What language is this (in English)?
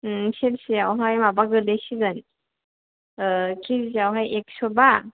Bodo